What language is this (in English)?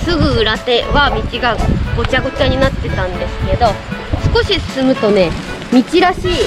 Japanese